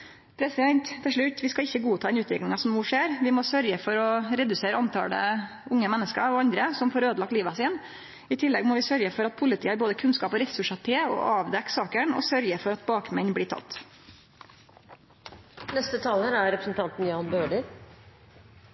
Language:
Norwegian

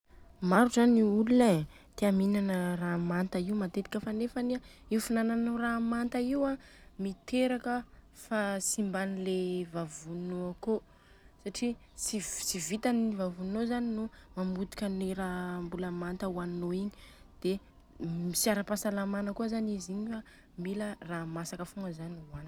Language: Southern Betsimisaraka Malagasy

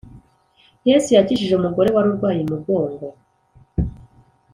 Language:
Kinyarwanda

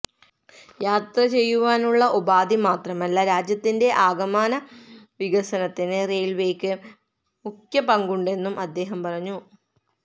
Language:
Malayalam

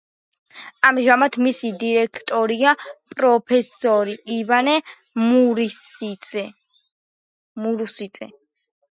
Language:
Georgian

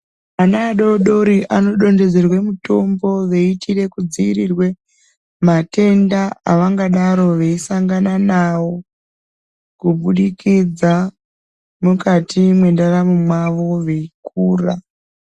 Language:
Ndau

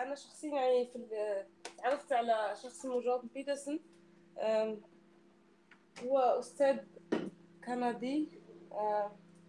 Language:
Arabic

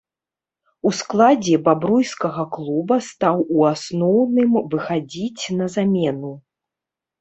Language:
Belarusian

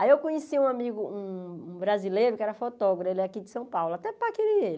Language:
Portuguese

